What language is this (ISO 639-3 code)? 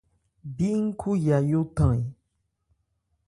ebr